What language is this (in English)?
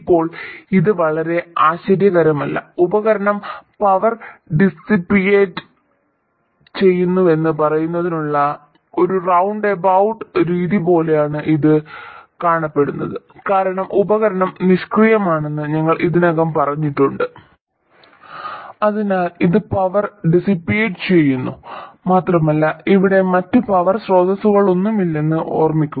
Malayalam